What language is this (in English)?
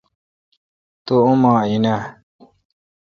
Kalkoti